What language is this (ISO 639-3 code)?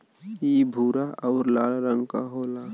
bho